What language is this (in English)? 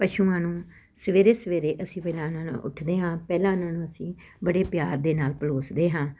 Punjabi